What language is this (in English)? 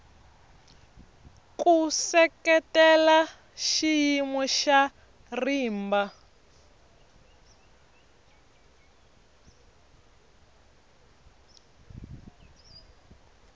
Tsonga